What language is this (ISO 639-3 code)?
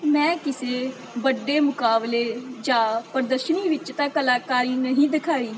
pan